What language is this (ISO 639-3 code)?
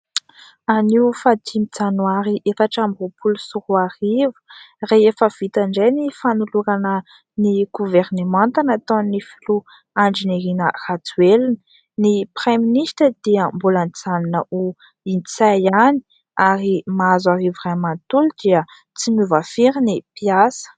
mlg